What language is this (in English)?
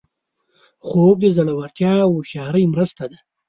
Pashto